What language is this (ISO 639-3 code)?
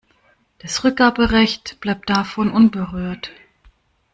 deu